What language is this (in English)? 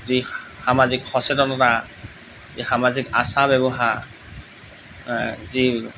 Assamese